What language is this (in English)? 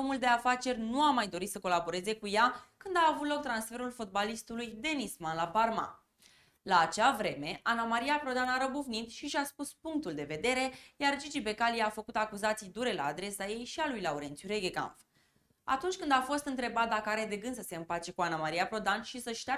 Romanian